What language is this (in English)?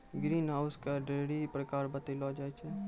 Maithili